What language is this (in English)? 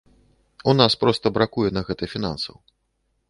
Belarusian